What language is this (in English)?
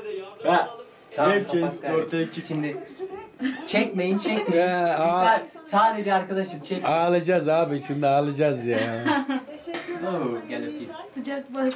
Turkish